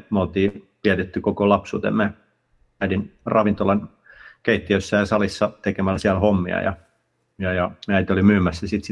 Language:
Finnish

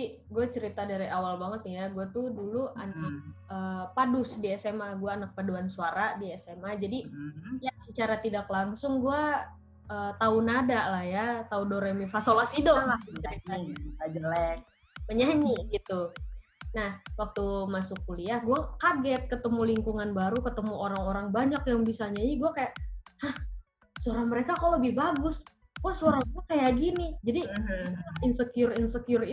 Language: Indonesian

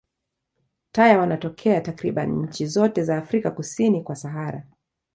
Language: Swahili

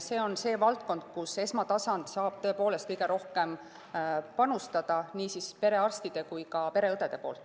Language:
Estonian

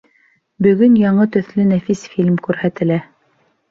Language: Bashkir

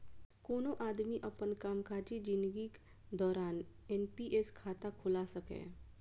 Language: Maithili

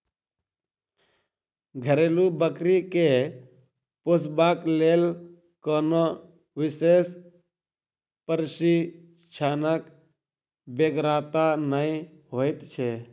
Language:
Maithili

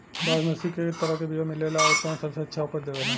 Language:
Bhojpuri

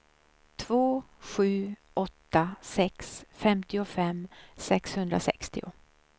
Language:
Swedish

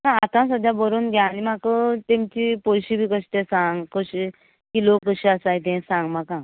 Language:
Konkani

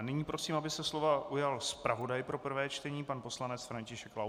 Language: Czech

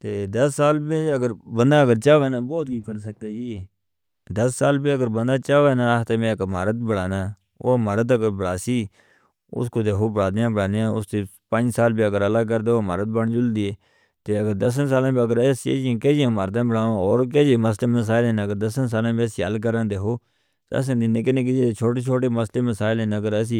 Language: Northern Hindko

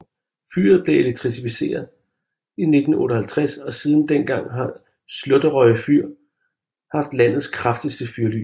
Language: Danish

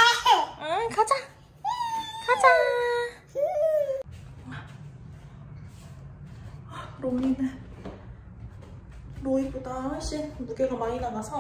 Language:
Korean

